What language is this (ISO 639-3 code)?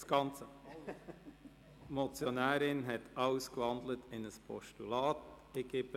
gsw